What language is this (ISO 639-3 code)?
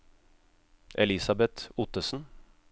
nor